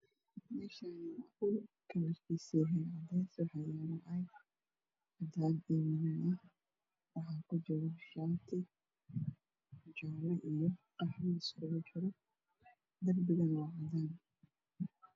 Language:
Somali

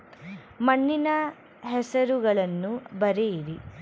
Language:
Kannada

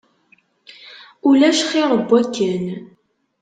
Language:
Kabyle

